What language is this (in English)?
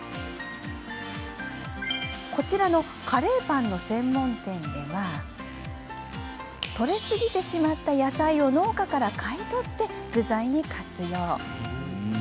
Japanese